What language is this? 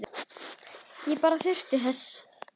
Icelandic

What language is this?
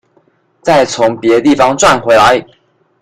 Chinese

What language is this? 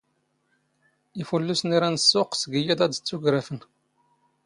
Standard Moroccan Tamazight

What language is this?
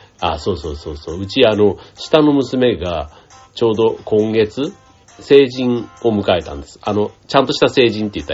Japanese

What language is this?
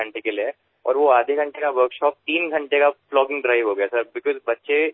Assamese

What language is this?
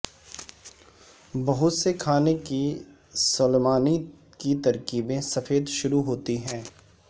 Urdu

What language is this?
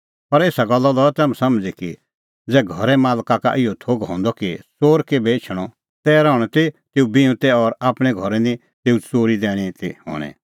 Kullu Pahari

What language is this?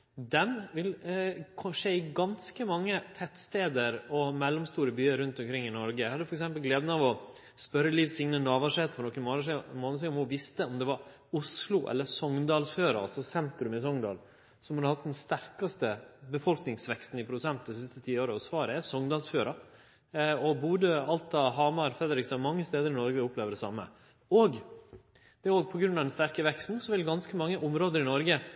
Norwegian Nynorsk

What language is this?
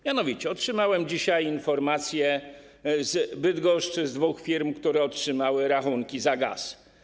Polish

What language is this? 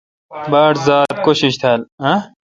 Kalkoti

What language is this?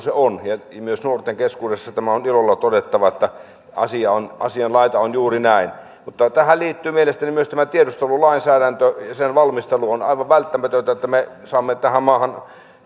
Finnish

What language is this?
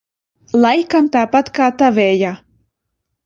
Latvian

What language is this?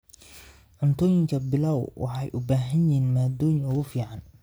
Somali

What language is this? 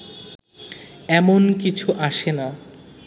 Bangla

